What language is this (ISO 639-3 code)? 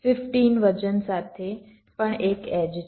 guj